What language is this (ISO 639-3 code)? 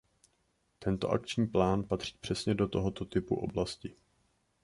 ces